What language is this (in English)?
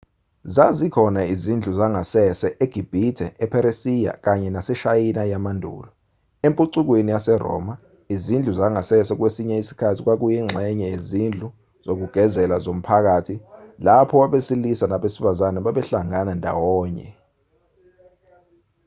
Zulu